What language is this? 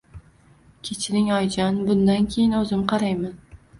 Uzbek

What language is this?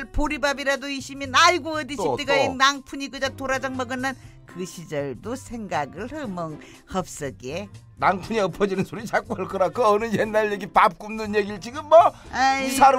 Korean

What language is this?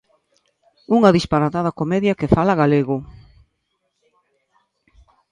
Galician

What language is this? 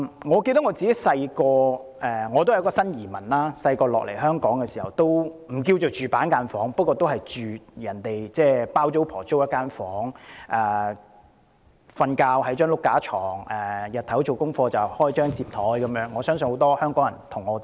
Cantonese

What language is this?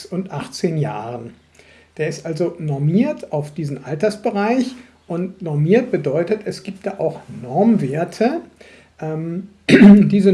German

